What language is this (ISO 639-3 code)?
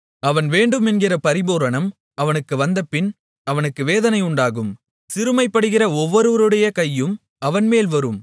tam